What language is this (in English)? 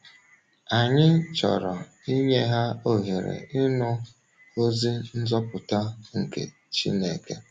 Igbo